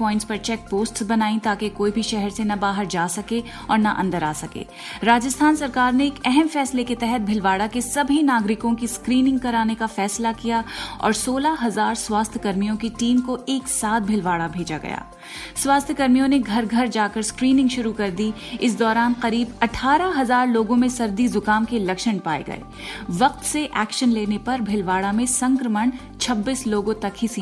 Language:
Hindi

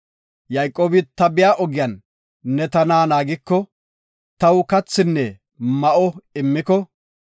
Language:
Gofa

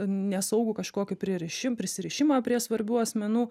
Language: Lithuanian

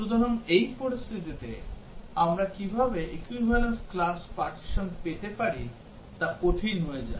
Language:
Bangla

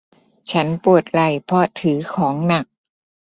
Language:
Thai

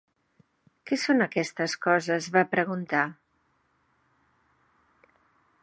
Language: Catalan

